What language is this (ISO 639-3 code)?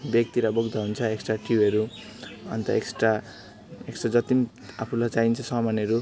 nep